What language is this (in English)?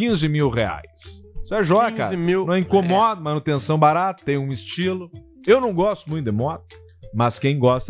Portuguese